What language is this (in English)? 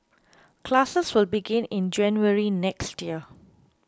English